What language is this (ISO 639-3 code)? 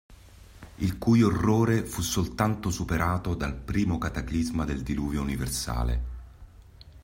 ita